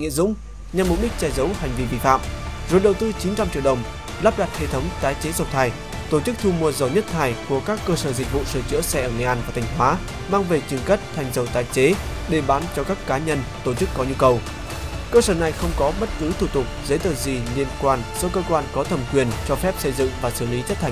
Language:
Vietnamese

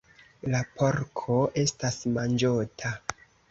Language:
Esperanto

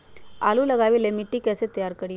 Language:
Magahi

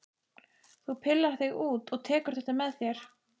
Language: Icelandic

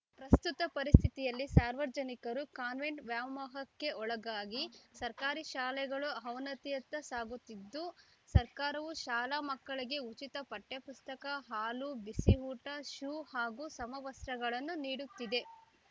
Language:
Kannada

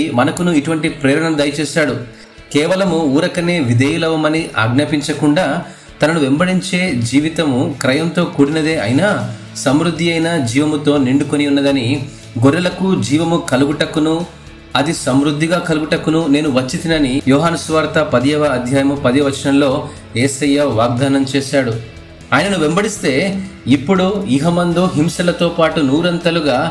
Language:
Telugu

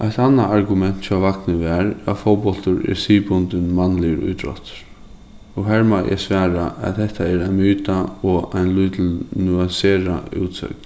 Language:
Faroese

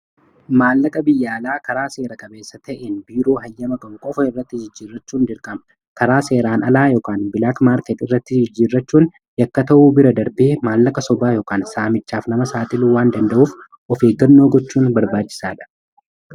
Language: Oromo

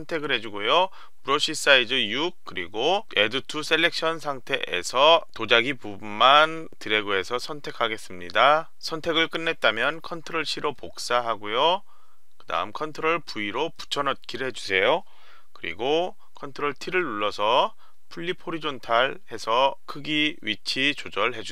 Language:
Korean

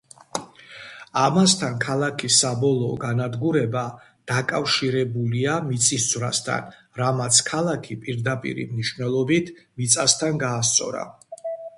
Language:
Georgian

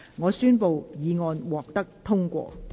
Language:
Cantonese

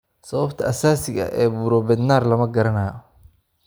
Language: Somali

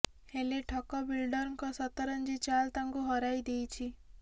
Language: Odia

